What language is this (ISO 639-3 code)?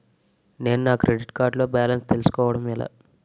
tel